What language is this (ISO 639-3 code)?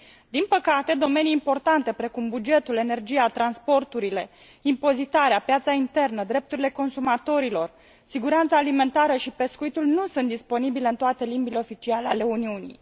ron